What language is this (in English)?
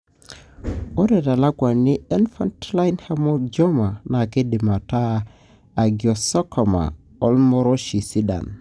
Masai